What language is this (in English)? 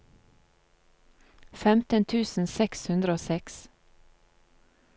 Norwegian